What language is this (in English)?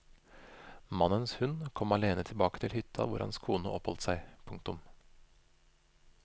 Norwegian